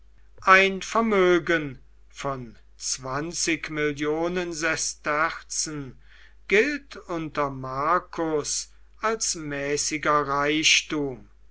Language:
German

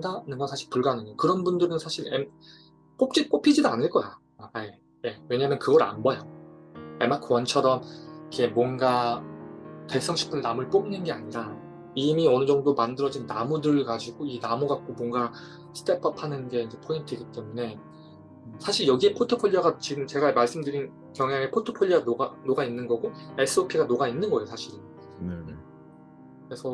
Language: Korean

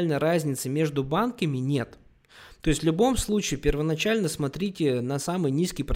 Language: Russian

